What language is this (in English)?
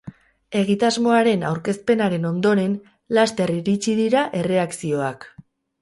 Basque